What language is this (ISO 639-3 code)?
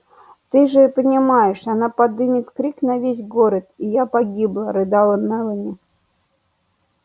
rus